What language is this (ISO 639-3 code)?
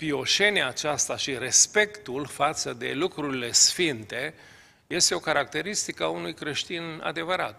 ron